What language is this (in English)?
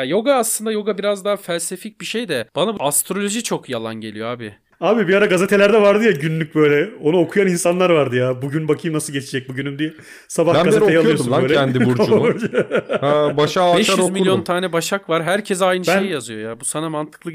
Turkish